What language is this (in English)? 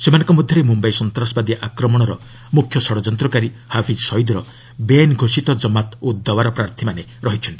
Odia